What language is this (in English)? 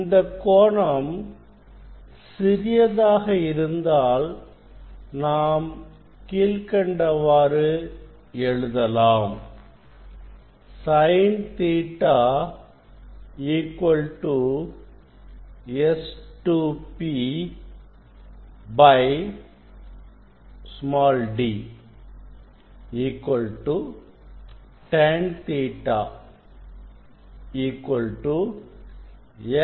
Tamil